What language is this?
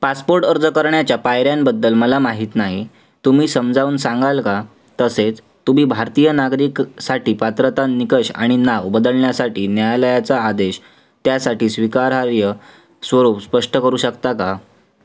Marathi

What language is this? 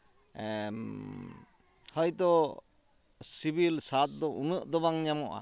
Santali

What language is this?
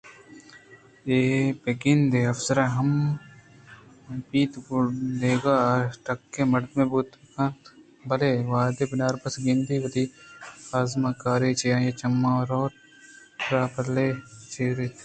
Eastern Balochi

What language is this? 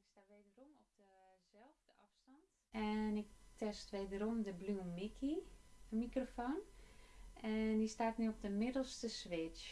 Dutch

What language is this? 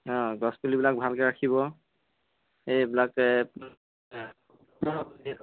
Assamese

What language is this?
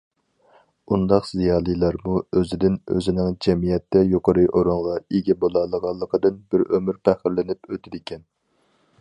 Uyghur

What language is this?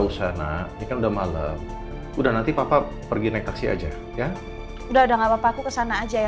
Indonesian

